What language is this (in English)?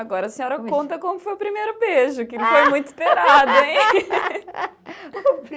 Portuguese